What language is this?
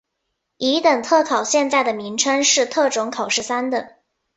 Chinese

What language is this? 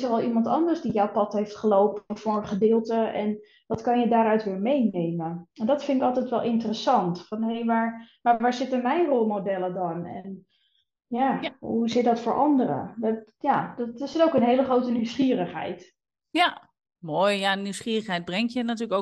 Dutch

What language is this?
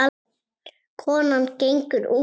Icelandic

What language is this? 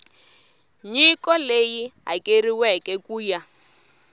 Tsonga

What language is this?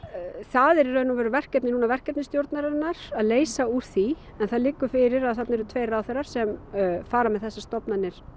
Icelandic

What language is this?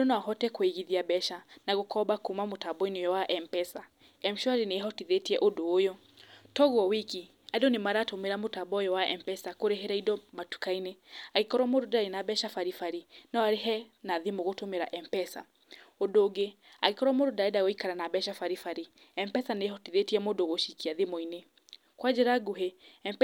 Kikuyu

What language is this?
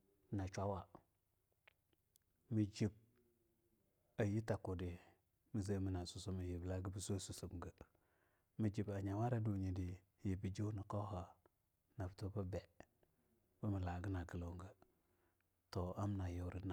Longuda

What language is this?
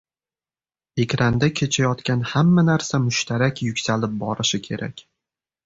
Uzbek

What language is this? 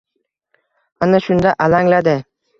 Uzbek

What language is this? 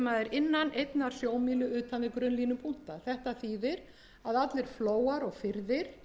Icelandic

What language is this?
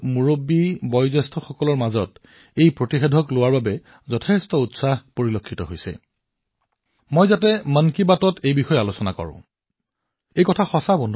Assamese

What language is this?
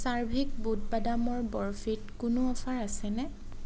Assamese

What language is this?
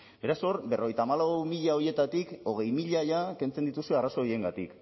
Basque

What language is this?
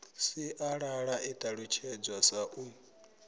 Venda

